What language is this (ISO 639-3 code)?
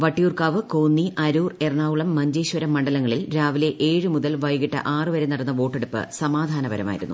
mal